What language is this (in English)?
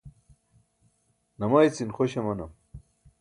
Burushaski